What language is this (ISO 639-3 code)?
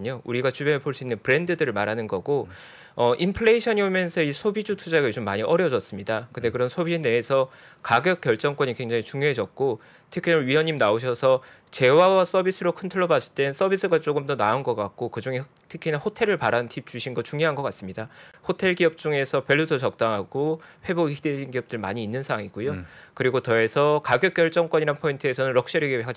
kor